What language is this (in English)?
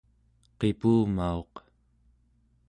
Central Yupik